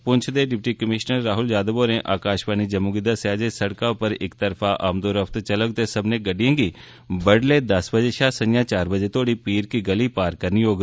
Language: Dogri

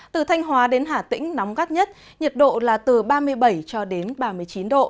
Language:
Vietnamese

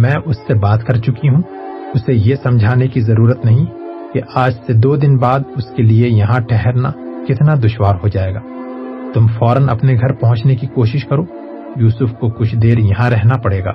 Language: Urdu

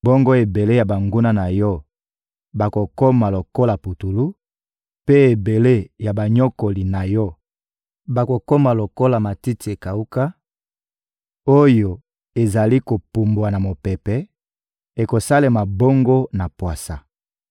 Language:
Lingala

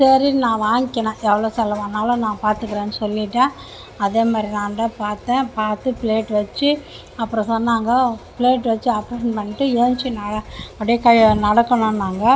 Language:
Tamil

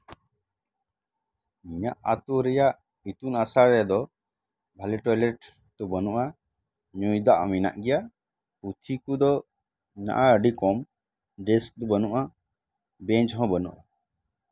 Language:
Santali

